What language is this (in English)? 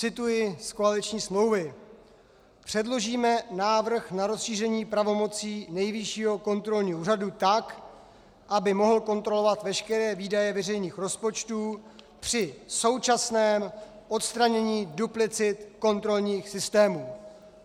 Czech